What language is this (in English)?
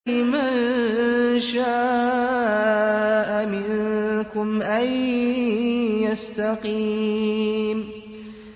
Arabic